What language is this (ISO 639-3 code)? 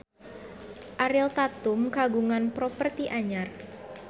sun